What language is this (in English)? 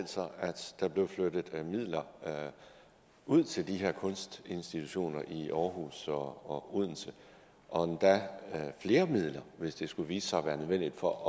Danish